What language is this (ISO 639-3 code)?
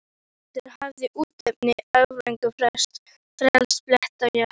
isl